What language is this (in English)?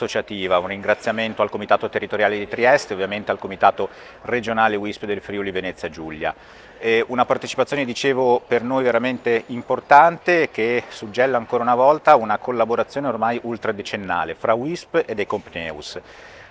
Italian